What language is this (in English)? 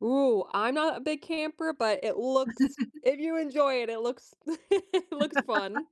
English